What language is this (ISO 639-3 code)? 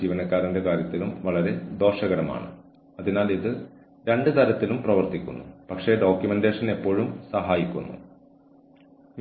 mal